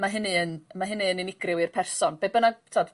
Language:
Welsh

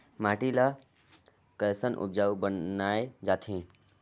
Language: Chhattisgarhi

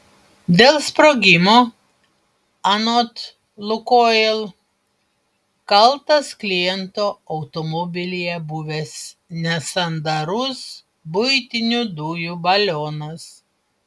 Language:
Lithuanian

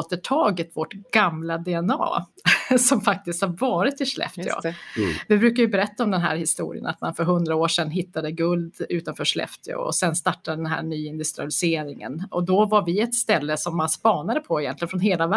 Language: Swedish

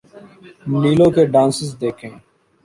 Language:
Urdu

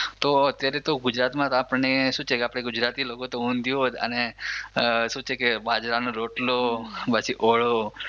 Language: Gujarati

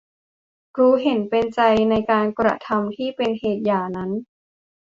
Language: Thai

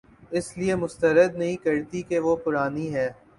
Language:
Urdu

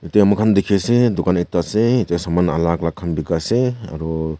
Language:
Naga Pidgin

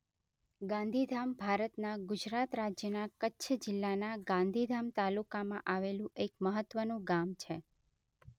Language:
Gujarati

